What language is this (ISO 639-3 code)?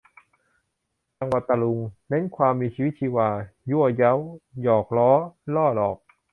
tha